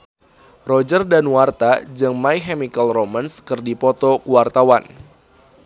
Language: Sundanese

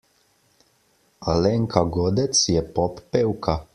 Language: Slovenian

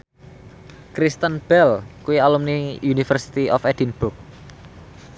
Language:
Javanese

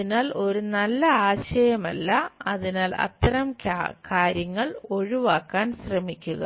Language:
Malayalam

